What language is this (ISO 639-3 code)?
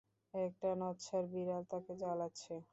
ben